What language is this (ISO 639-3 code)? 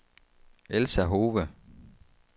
dan